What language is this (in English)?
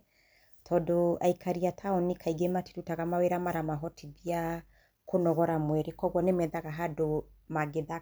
Kikuyu